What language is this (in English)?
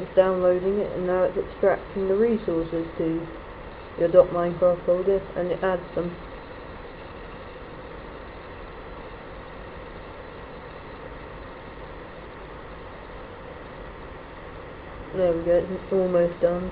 English